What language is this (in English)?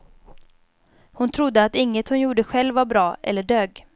Swedish